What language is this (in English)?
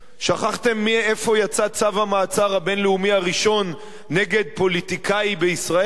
Hebrew